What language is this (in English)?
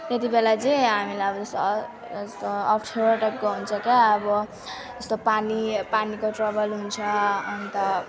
Nepali